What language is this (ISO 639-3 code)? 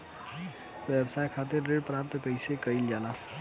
bho